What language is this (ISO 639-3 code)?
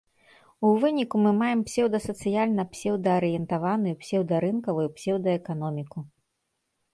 bel